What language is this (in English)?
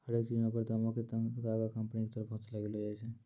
Maithili